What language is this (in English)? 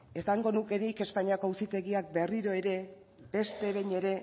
Basque